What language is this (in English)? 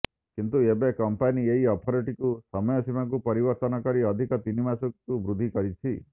Odia